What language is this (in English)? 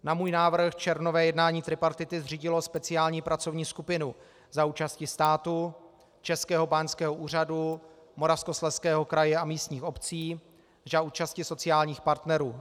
Czech